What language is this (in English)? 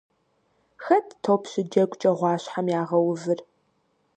Kabardian